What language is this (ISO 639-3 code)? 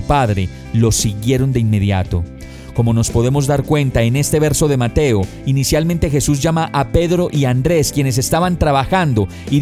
spa